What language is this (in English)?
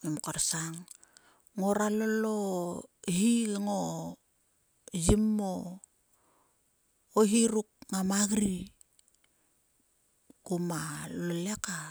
Sulka